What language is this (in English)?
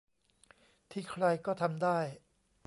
Thai